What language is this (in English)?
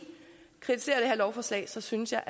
Danish